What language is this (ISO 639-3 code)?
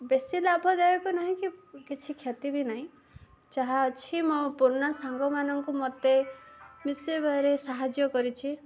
ori